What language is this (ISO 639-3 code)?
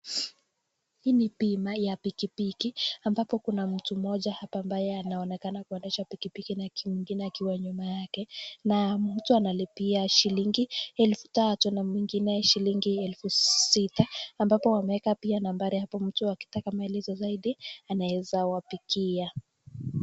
swa